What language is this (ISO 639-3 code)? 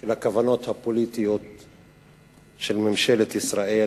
heb